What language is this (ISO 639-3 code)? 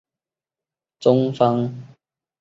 zho